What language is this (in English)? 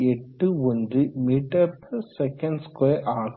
Tamil